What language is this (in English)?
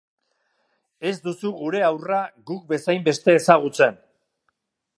Basque